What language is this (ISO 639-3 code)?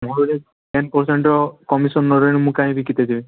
ori